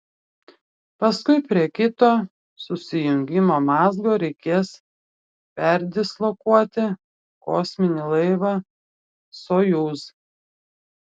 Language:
Lithuanian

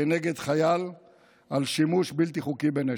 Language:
Hebrew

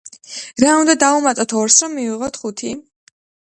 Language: Georgian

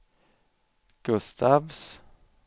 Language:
Swedish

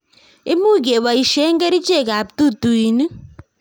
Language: Kalenjin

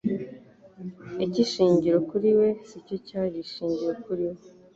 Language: Kinyarwanda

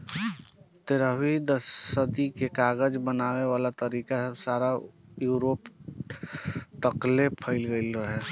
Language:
Bhojpuri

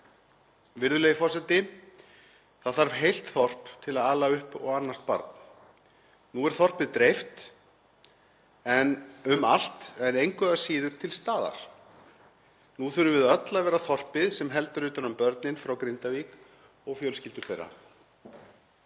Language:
Icelandic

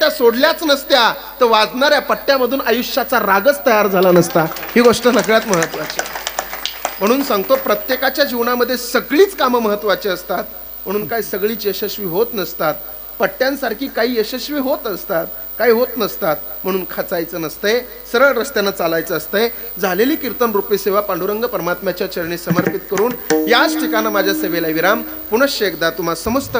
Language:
Arabic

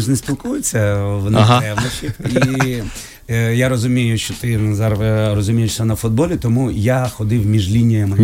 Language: Ukrainian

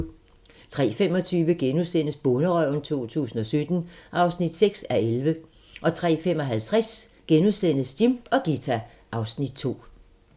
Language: Danish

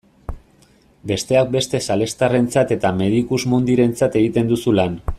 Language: Basque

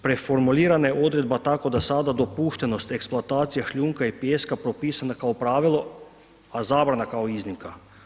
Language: Croatian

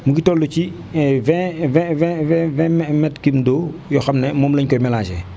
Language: Wolof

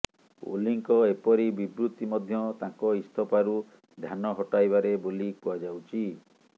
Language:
Odia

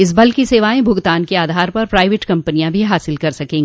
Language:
Hindi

